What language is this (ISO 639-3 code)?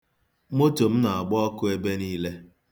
ibo